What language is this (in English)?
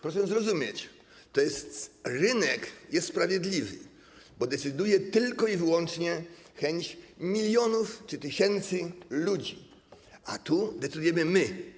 Polish